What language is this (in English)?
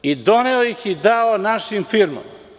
Serbian